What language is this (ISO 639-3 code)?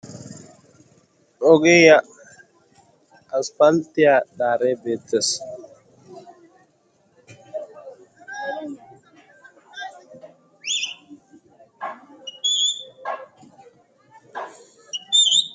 wal